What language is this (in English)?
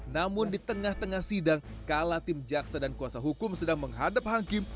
Indonesian